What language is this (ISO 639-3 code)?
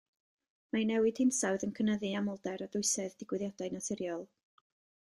cym